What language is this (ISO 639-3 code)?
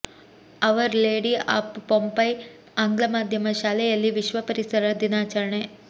kan